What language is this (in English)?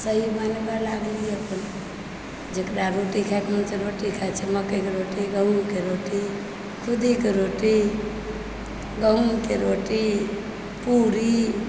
Maithili